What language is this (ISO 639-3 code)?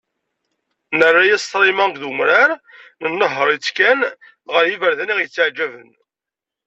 kab